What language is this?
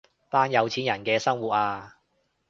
Cantonese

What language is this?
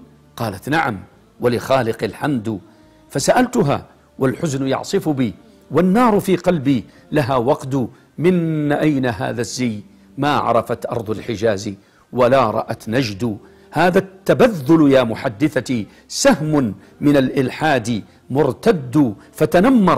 Arabic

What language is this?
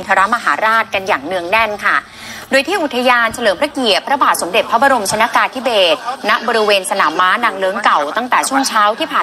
Thai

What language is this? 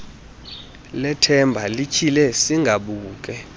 Xhosa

